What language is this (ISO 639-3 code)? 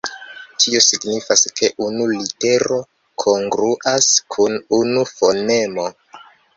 epo